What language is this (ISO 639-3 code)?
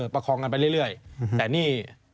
tha